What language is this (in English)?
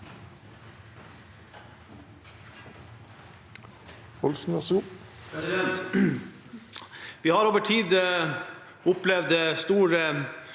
Norwegian